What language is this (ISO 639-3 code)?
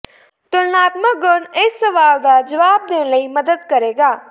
pan